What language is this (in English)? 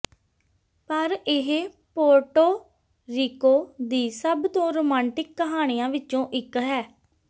Punjabi